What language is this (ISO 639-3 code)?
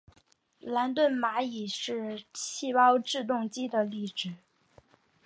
zho